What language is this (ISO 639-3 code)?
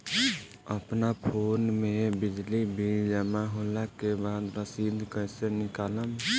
bho